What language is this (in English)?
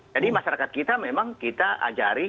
Indonesian